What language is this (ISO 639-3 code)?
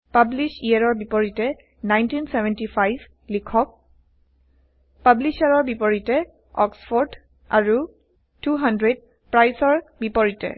asm